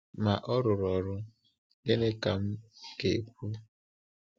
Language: Igbo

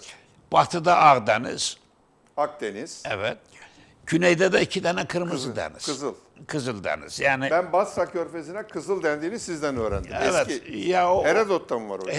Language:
Turkish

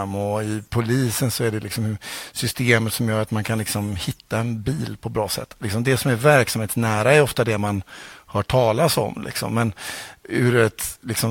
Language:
Swedish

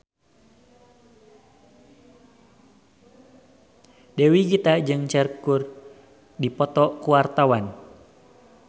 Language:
Sundanese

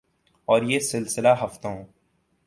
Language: Urdu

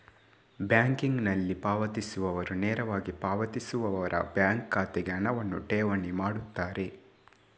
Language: Kannada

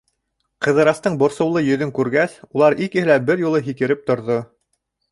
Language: Bashkir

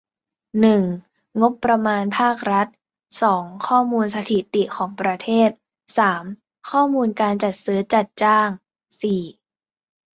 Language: Thai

